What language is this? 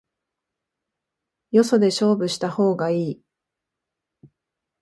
Japanese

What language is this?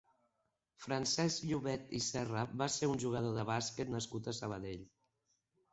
Catalan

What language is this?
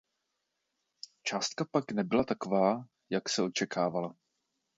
Czech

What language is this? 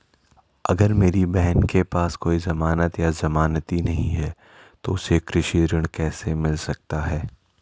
Hindi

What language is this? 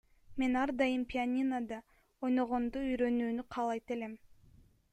Kyrgyz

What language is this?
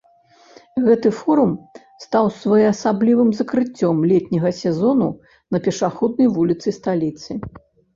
Belarusian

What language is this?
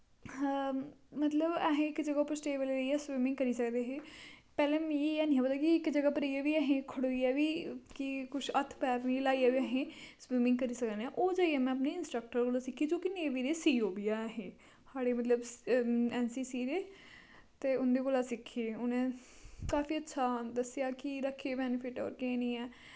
Dogri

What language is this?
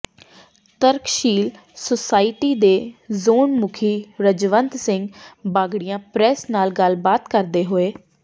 Punjabi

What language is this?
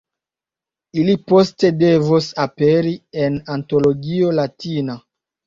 Esperanto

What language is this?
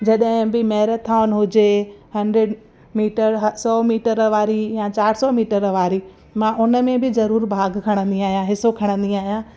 Sindhi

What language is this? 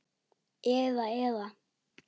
Icelandic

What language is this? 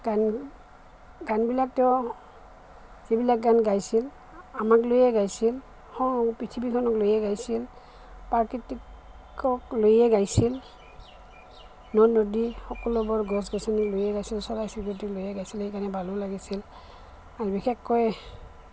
Assamese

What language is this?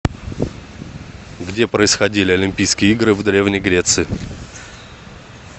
Russian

